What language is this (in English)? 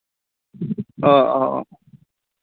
Santali